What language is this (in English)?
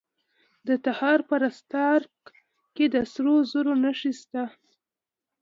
Pashto